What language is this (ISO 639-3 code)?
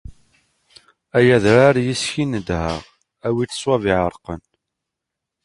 kab